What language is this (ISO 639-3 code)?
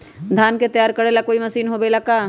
mag